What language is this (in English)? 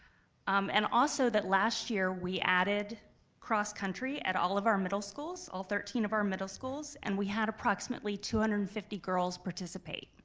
English